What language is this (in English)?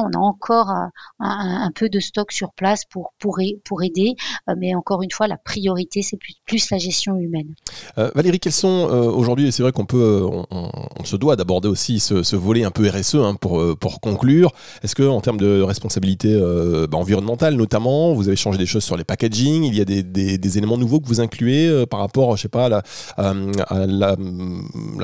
French